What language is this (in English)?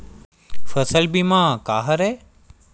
Chhattisgarhi